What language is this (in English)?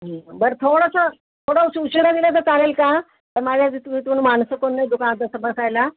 Marathi